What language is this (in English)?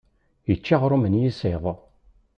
Kabyle